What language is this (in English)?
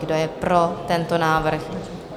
Czech